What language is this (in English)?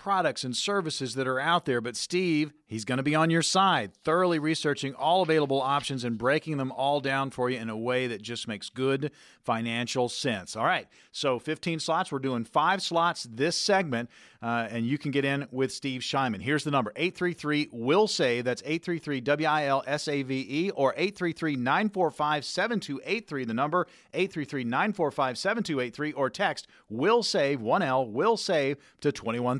English